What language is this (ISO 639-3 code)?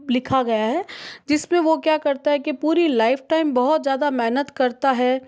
hin